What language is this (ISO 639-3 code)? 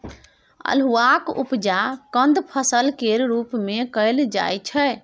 mai